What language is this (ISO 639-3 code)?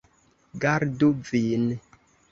epo